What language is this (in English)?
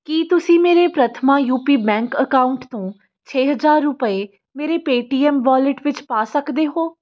Punjabi